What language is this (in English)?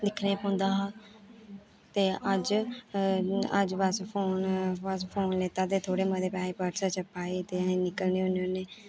Dogri